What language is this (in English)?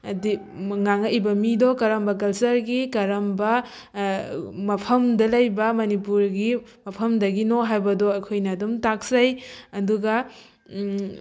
Manipuri